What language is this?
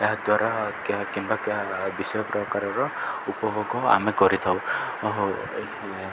Odia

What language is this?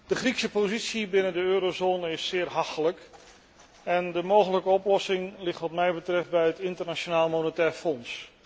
Dutch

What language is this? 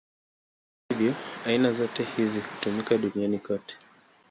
Swahili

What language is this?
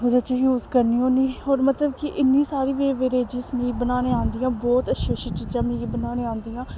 Dogri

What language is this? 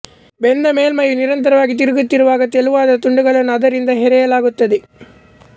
Kannada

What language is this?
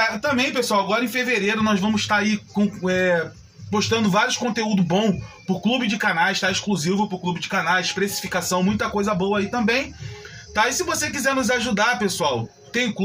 Portuguese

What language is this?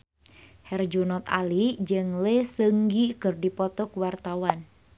Sundanese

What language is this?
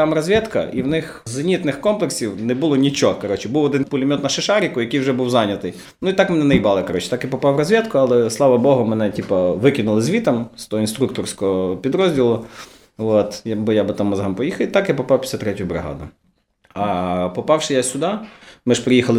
Ukrainian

